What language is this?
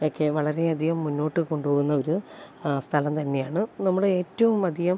Malayalam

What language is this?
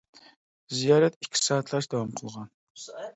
Uyghur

